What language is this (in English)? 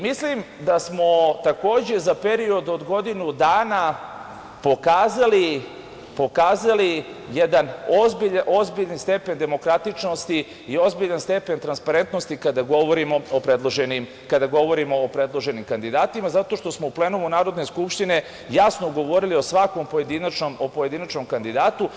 Serbian